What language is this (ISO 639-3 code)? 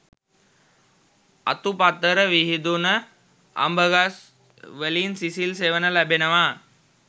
sin